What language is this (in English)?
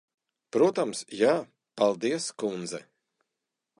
Latvian